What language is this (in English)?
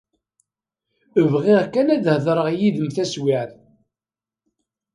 Kabyle